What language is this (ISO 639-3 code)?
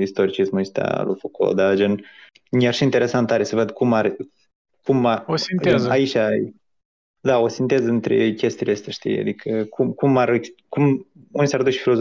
ron